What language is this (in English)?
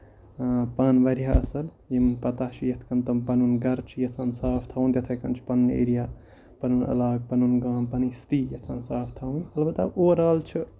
Kashmiri